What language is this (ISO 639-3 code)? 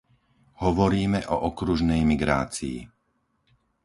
slk